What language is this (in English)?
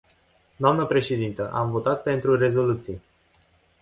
Romanian